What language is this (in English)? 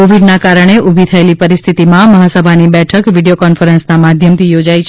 Gujarati